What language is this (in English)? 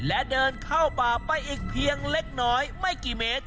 Thai